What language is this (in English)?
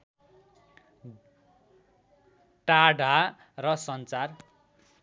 Nepali